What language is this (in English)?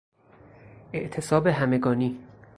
Persian